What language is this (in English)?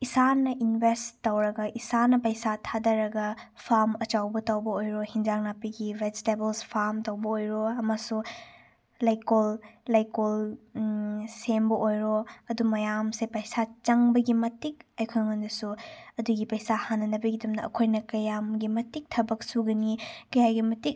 Manipuri